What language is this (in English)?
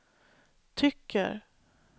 Swedish